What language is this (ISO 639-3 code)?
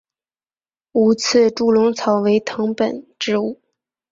zho